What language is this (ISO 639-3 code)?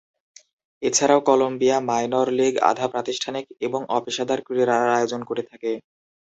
ben